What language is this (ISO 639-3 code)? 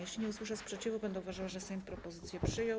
pol